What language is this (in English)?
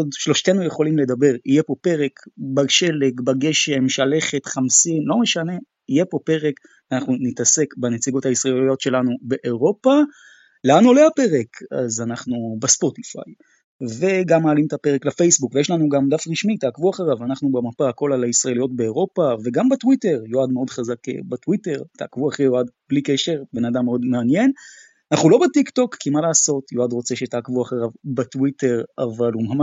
Hebrew